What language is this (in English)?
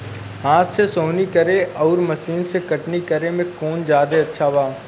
Bhojpuri